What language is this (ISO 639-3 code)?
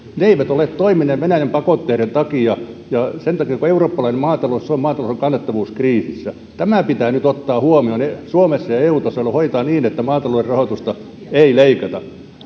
fin